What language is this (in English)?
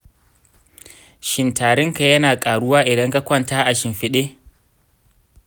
Hausa